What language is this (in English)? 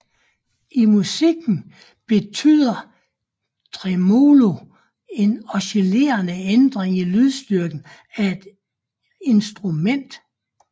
Danish